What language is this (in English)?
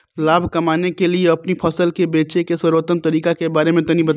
Bhojpuri